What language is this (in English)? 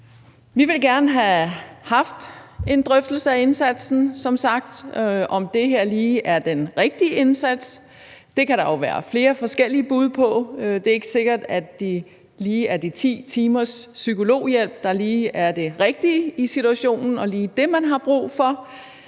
Danish